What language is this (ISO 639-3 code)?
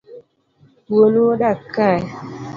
luo